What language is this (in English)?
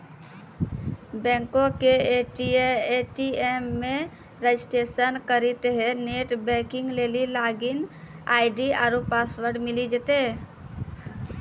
Maithili